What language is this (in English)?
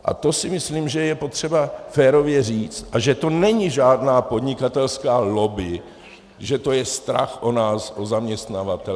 Czech